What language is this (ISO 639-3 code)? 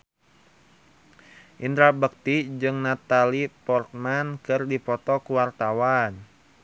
sun